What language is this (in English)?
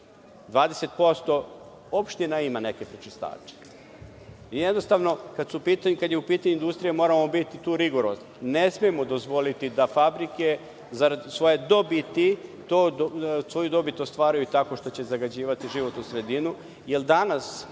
Serbian